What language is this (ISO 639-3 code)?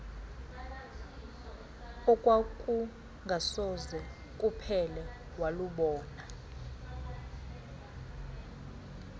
xho